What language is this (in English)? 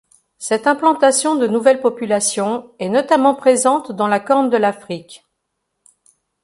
French